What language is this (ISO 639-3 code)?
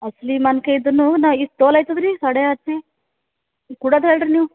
kan